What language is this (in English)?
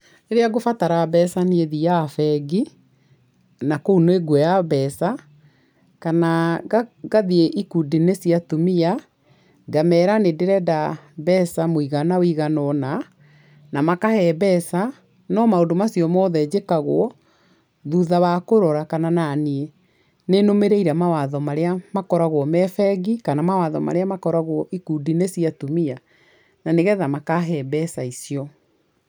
Kikuyu